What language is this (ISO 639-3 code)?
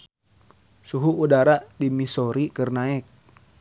sun